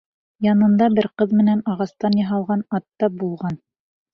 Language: Bashkir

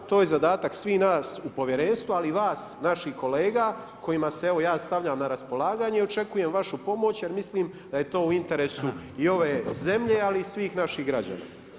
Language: Croatian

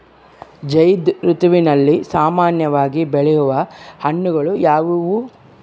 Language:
Kannada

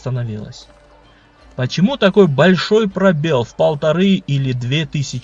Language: Russian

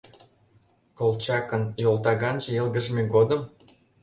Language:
Mari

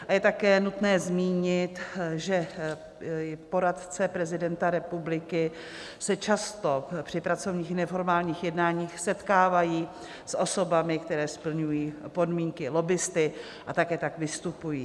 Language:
Czech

